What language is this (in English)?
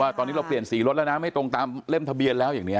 Thai